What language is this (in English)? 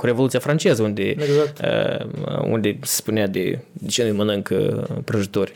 Romanian